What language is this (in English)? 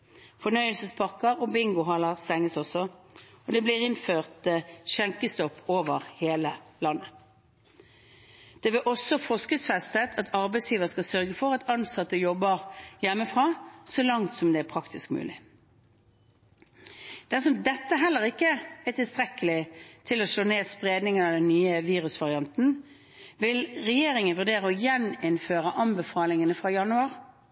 Norwegian Bokmål